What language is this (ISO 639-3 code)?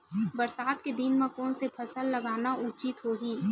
hne